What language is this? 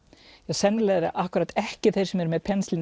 Icelandic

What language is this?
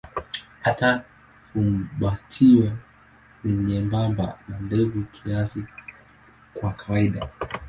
Swahili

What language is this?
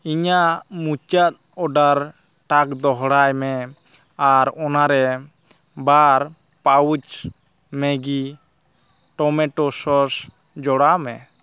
Santali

